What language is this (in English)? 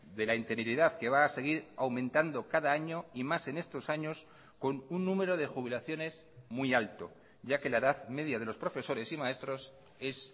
Spanish